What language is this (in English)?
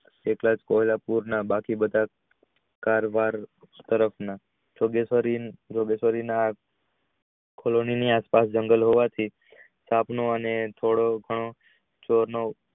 Gujarati